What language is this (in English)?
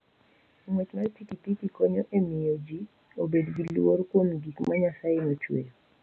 Luo (Kenya and Tanzania)